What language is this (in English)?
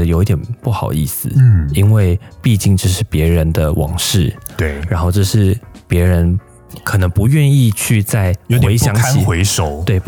Chinese